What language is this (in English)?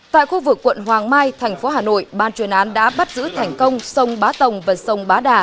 Vietnamese